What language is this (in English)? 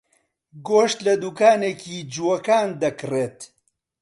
Central Kurdish